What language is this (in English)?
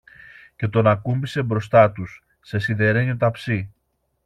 Greek